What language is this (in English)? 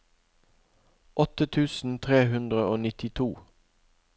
Norwegian